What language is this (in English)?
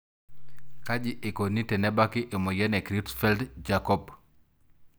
Masai